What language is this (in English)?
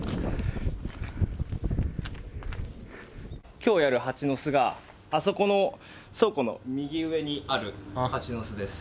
Japanese